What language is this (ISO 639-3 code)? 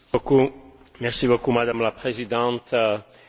slk